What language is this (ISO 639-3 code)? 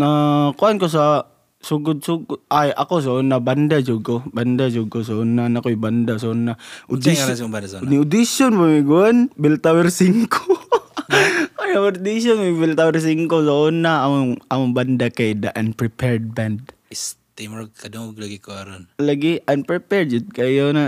fil